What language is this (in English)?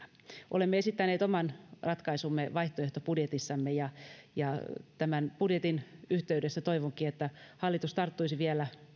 Finnish